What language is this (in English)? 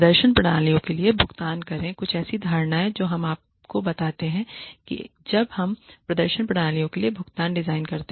Hindi